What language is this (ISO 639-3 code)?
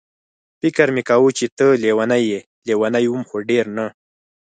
pus